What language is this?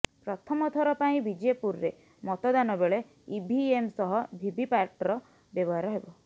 Odia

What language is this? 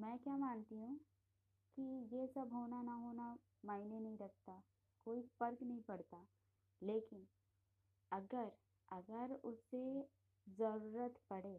Hindi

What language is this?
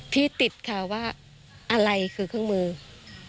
Thai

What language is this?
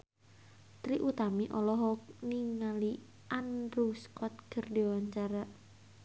Sundanese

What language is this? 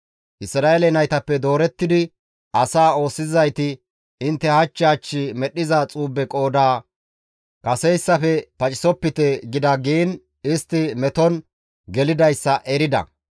Gamo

